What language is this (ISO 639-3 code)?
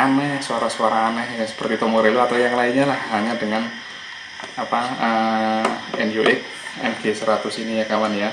ind